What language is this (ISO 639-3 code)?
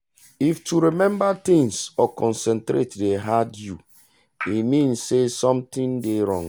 pcm